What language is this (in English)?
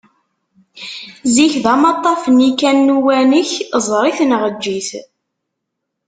Kabyle